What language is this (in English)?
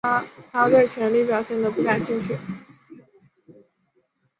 Chinese